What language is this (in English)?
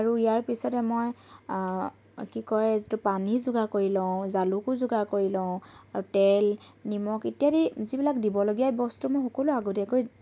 Assamese